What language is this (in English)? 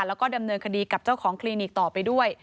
Thai